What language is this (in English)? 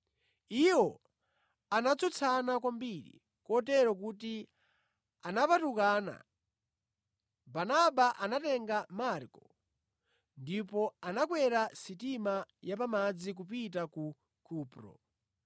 Nyanja